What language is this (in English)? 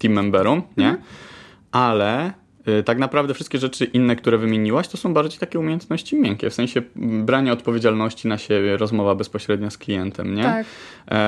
Polish